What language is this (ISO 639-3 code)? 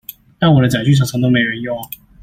zho